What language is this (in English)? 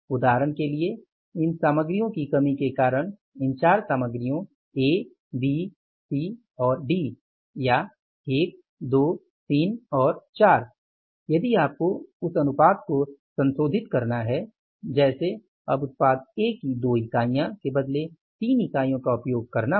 Hindi